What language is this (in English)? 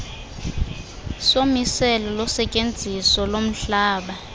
Xhosa